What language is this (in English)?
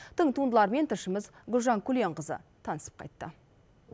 Kazakh